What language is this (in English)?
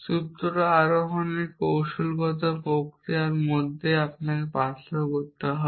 Bangla